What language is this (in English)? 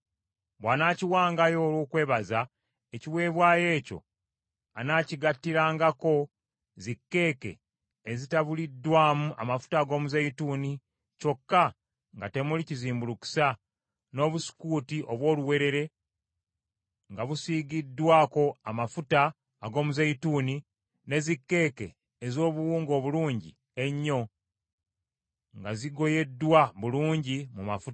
Ganda